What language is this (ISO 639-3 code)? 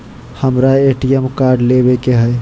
mag